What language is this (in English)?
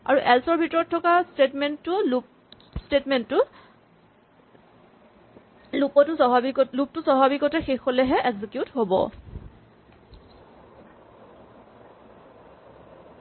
Assamese